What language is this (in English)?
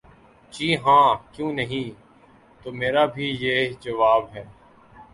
Urdu